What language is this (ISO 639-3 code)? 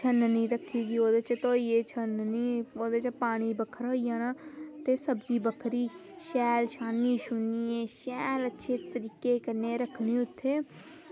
doi